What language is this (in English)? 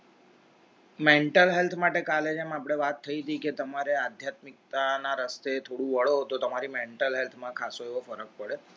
Gujarati